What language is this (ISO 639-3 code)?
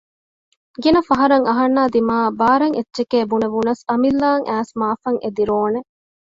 div